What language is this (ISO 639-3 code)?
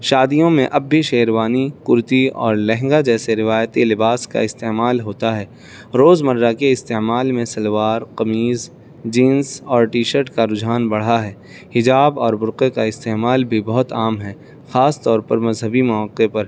urd